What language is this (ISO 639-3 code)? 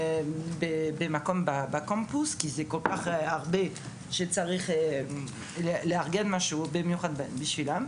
heb